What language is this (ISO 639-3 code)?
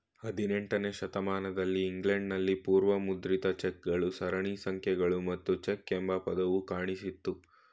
kan